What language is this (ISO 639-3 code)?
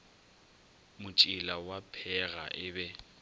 nso